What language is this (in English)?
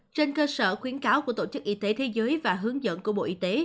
Vietnamese